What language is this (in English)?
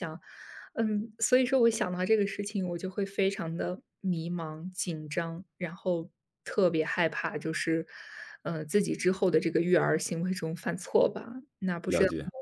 Chinese